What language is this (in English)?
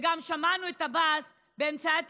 Hebrew